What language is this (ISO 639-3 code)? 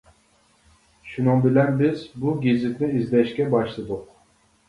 uig